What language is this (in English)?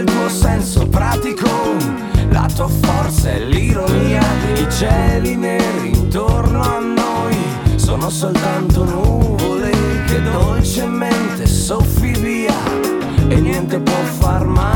Italian